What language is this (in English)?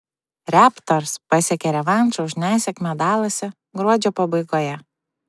Lithuanian